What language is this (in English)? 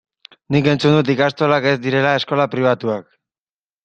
Basque